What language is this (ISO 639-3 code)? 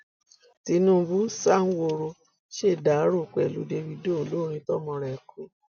yor